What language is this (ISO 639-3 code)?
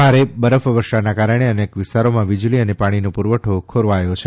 guj